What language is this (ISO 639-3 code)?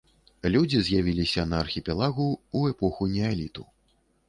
bel